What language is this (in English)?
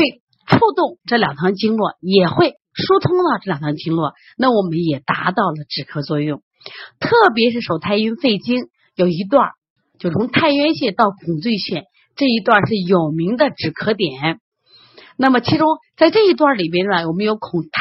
Chinese